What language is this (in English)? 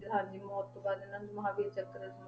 Punjabi